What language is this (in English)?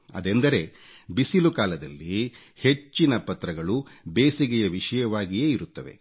Kannada